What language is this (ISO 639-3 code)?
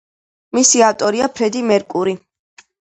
kat